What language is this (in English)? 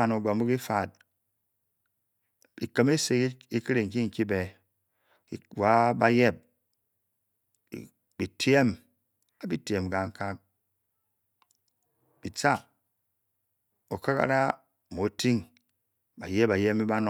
Bokyi